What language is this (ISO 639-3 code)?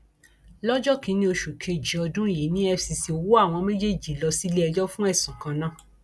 yor